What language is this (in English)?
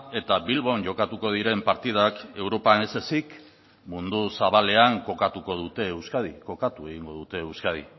Basque